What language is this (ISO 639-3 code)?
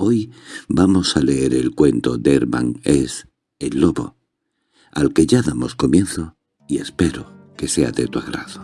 spa